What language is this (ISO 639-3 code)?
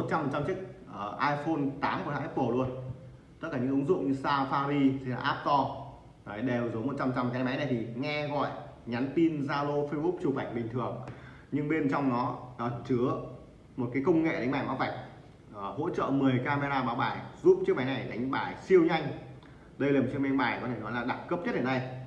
vie